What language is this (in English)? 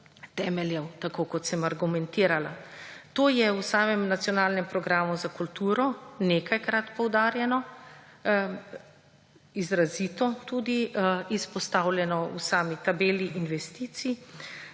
Slovenian